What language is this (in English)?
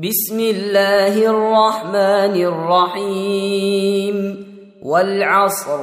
Arabic